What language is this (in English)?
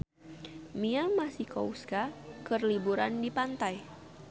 Sundanese